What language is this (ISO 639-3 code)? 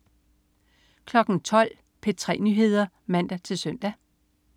dan